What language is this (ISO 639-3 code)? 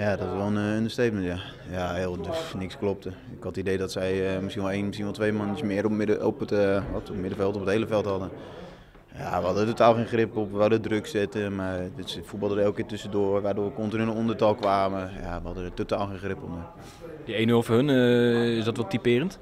nld